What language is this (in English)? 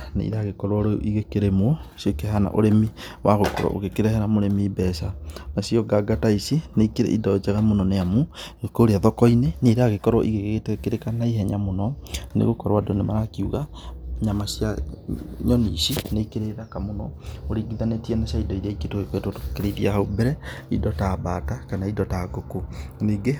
Kikuyu